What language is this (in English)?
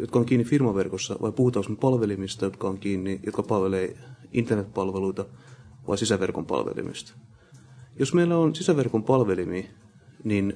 Finnish